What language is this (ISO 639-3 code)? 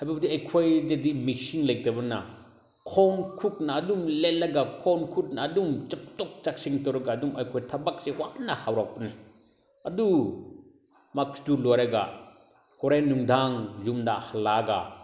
mni